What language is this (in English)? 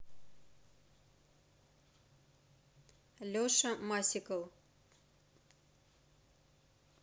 Russian